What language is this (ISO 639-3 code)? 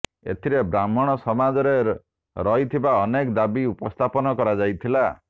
ori